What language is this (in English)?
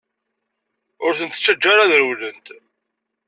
Kabyle